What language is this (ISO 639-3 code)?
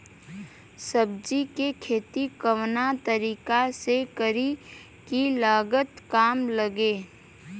bho